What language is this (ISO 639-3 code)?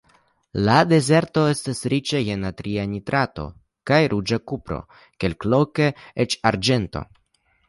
epo